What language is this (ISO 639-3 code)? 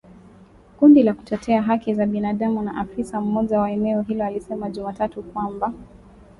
swa